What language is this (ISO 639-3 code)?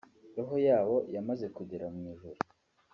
kin